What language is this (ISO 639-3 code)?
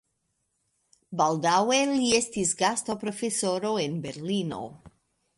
epo